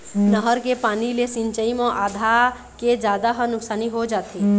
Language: Chhattisgarhi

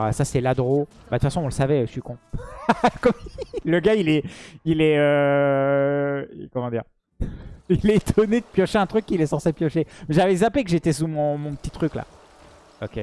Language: French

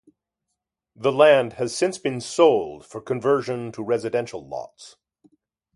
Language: English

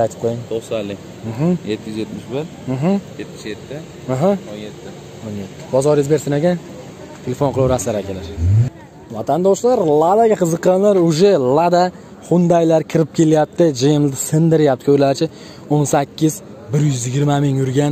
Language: Turkish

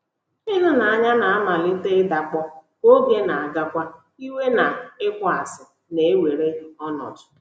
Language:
Igbo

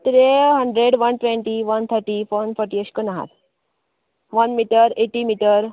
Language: Konkani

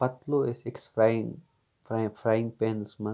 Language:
Kashmiri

